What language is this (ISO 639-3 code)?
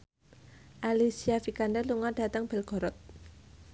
jav